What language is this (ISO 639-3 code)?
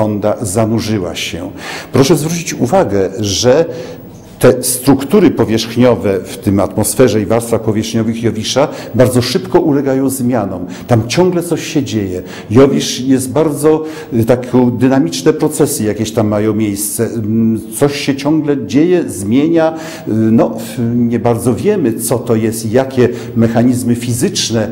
pol